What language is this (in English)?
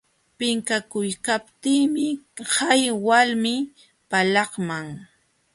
Jauja Wanca Quechua